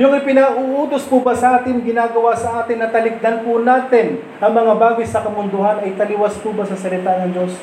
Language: Filipino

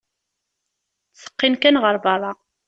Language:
Kabyle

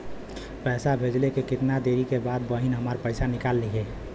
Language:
Bhojpuri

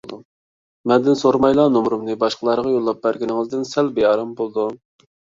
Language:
Uyghur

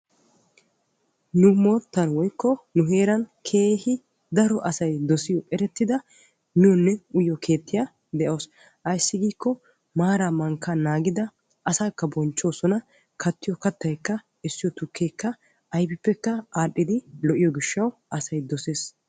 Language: Wolaytta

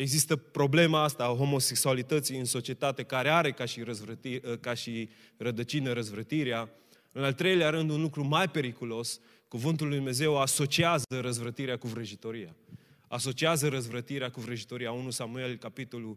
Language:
Romanian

